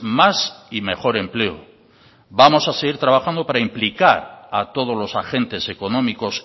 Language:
Spanish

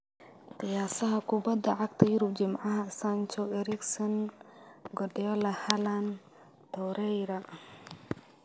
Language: Somali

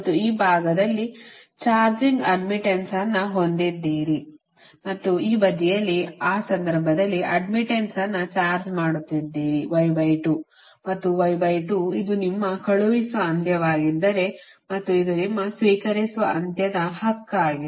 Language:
Kannada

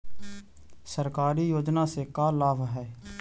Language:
Magahi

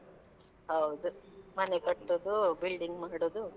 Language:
Kannada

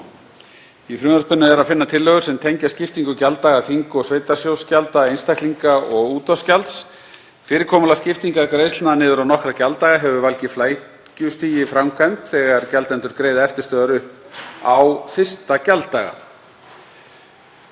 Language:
Icelandic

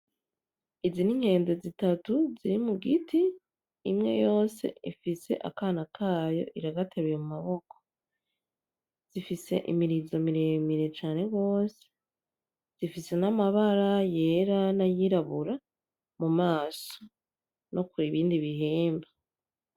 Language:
Rundi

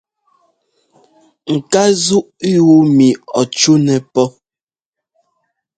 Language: Ngomba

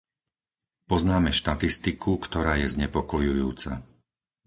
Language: Slovak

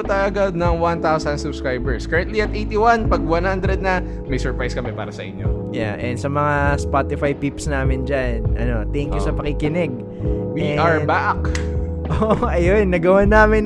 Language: Filipino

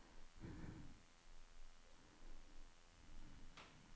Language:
Norwegian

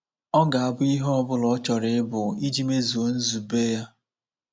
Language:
Igbo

